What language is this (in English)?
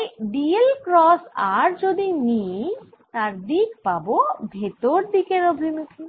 Bangla